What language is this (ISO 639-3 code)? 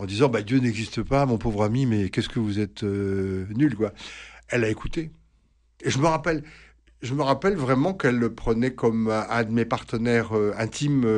fra